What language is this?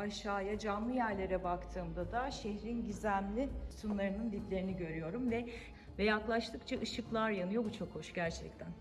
Turkish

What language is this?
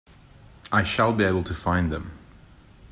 English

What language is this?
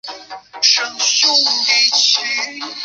Chinese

